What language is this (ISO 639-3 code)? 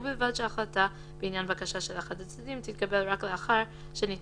heb